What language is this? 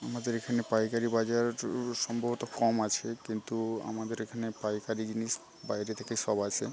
Bangla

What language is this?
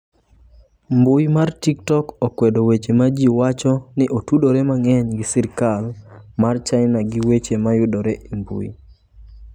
Luo (Kenya and Tanzania)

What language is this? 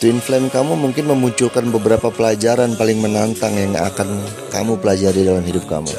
Indonesian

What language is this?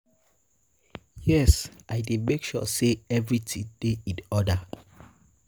Nigerian Pidgin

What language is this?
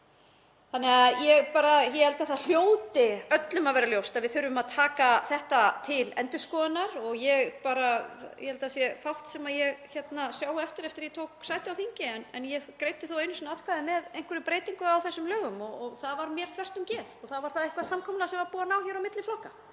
Icelandic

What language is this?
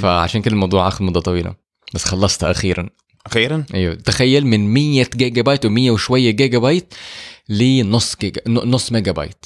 Arabic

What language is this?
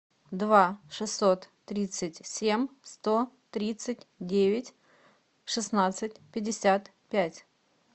Russian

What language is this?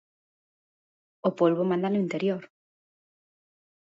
Galician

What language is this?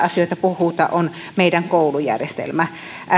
Finnish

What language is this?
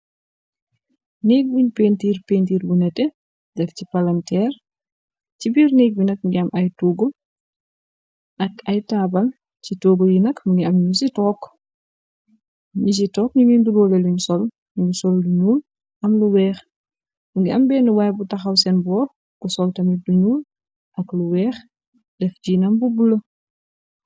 Wolof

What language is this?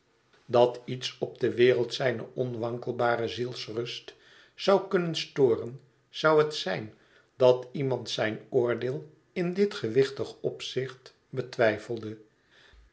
Dutch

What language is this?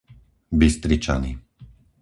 Slovak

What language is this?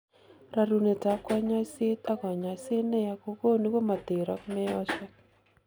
Kalenjin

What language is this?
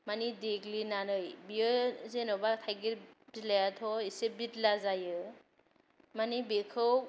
Bodo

